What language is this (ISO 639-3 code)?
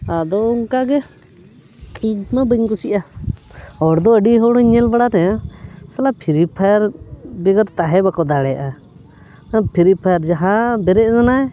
sat